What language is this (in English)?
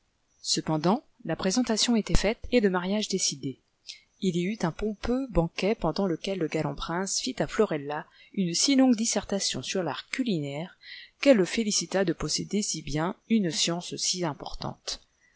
French